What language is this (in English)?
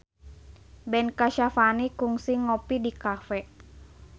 Sundanese